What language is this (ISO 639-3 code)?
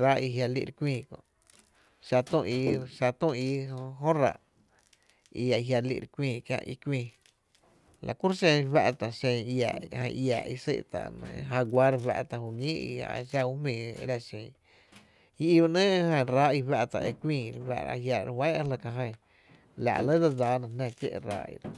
cte